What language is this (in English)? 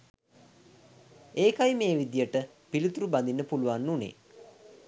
Sinhala